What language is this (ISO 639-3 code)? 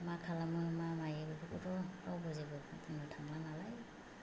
brx